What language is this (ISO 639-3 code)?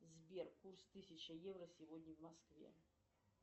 rus